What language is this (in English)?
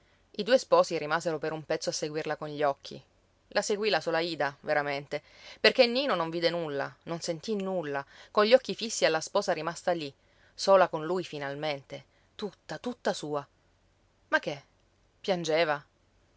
Italian